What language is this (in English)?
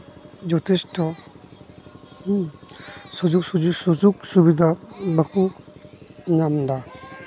Santali